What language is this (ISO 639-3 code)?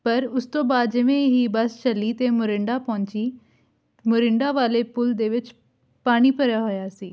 pan